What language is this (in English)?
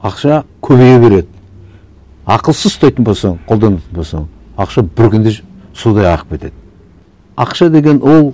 Kazakh